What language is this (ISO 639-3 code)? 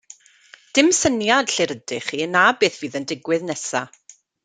cym